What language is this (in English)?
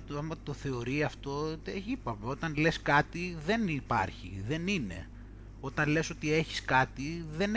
Greek